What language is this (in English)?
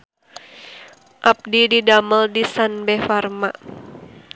Sundanese